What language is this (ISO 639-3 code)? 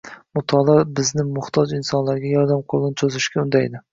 uzb